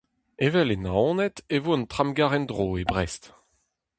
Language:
Breton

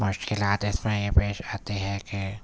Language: Urdu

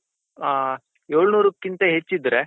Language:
Kannada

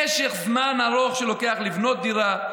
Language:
Hebrew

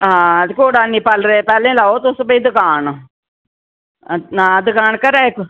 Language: Dogri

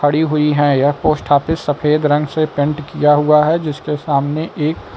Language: Hindi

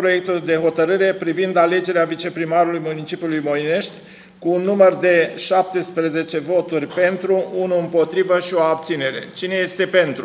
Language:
Romanian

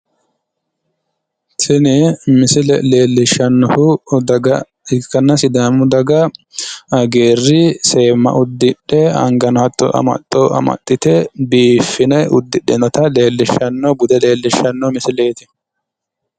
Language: Sidamo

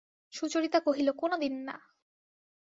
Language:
Bangla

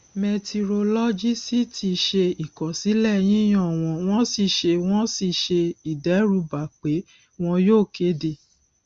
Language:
Yoruba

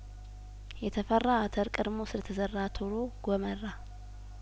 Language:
Amharic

